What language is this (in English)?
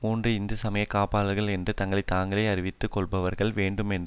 Tamil